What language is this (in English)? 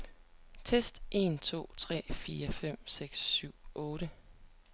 Danish